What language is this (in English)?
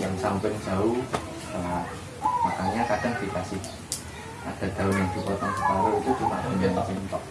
Indonesian